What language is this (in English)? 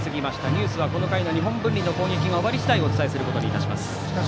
Japanese